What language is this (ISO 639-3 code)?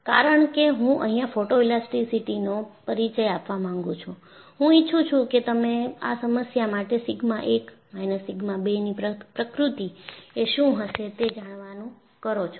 guj